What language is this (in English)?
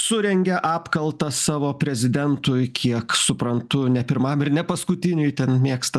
Lithuanian